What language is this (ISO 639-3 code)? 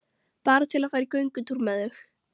isl